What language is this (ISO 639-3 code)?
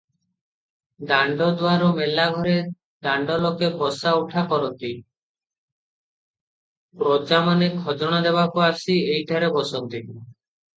ori